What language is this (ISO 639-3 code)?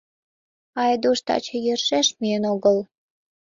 chm